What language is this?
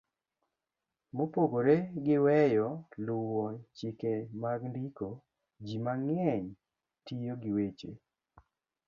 Luo (Kenya and Tanzania)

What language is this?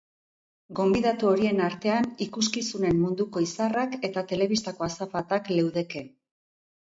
Basque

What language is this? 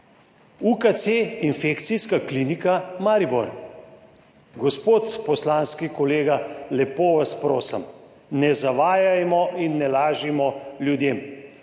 Slovenian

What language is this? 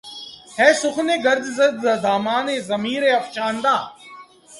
Urdu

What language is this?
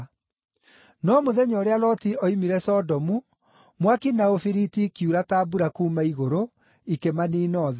Kikuyu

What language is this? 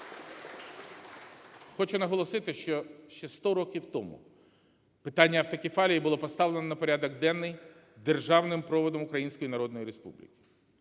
Ukrainian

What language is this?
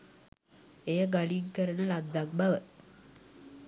Sinhala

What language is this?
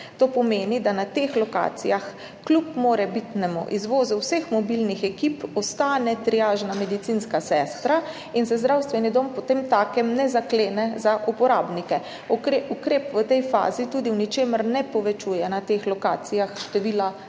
Slovenian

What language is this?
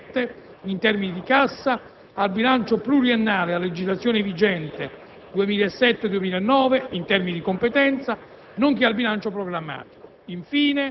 Italian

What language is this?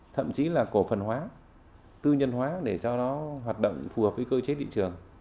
Vietnamese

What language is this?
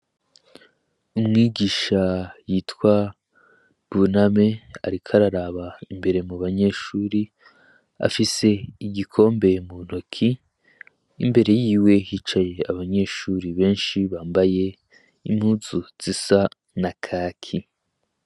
Rundi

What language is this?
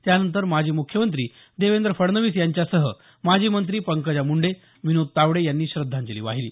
Marathi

